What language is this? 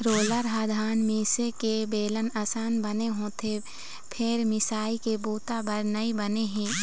Chhattisgarhi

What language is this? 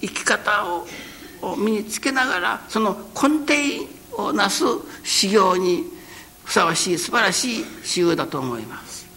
Japanese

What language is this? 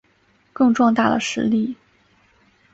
Chinese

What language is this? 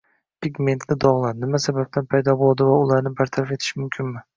Uzbek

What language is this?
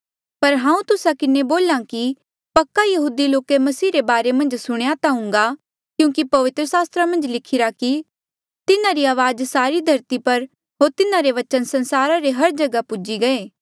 Mandeali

